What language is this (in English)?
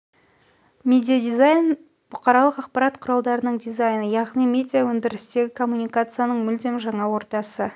Kazakh